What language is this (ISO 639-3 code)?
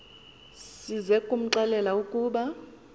xho